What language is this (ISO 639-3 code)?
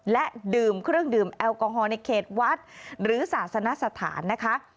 tha